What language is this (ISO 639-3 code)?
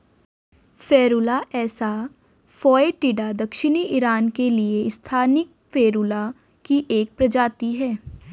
hin